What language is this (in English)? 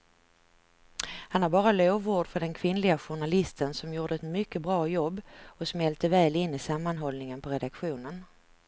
Swedish